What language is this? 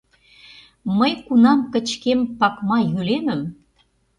Mari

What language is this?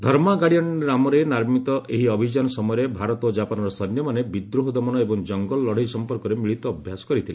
Odia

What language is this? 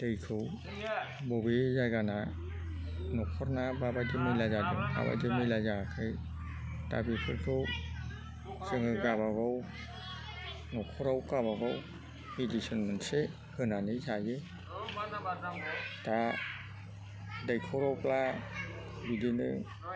Bodo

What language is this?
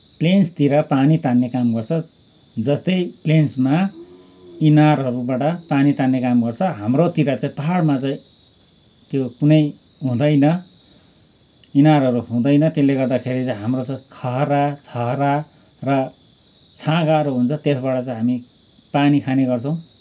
Nepali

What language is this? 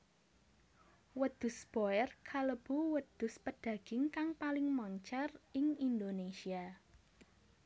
Javanese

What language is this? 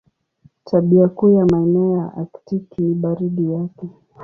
Swahili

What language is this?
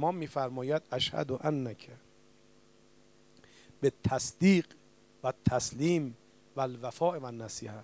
Persian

